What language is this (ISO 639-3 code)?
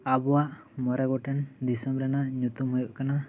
sat